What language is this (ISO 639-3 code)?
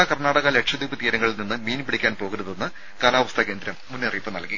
mal